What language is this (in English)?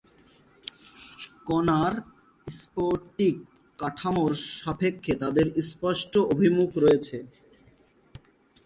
Bangla